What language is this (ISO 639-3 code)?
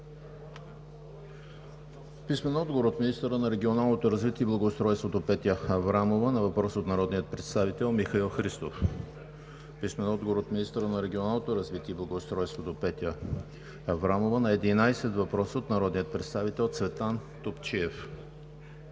bul